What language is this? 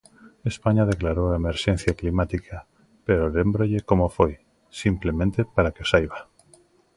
Galician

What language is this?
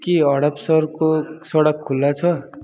Nepali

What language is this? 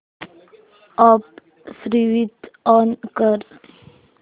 Marathi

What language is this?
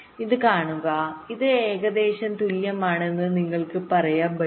Malayalam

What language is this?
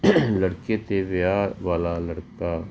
Punjabi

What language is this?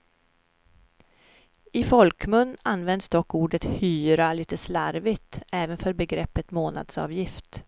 Swedish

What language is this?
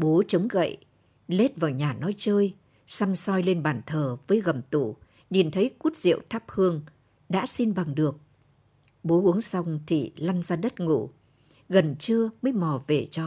Vietnamese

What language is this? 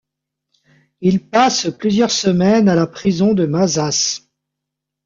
French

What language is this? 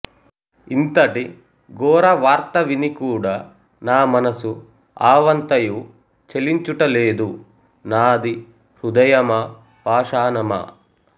Telugu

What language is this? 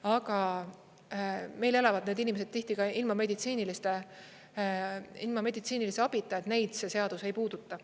Estonian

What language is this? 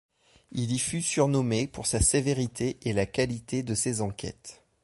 French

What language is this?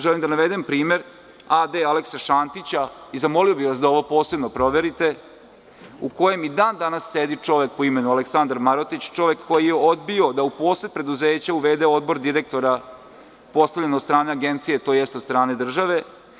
Serbian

